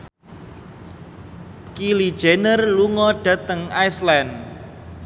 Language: Javanese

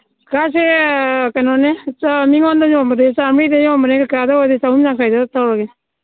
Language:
Manipuri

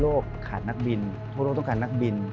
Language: Thai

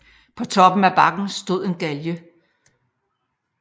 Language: Danish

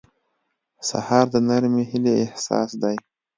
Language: Pashto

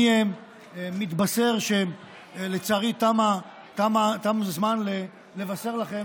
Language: Hebrew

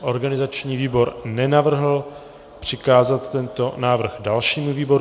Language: Czech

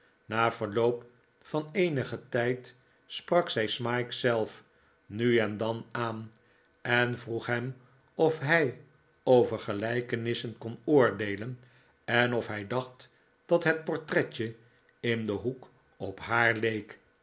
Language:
Dutch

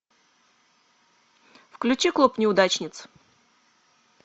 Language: Russian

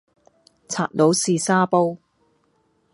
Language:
Cantonese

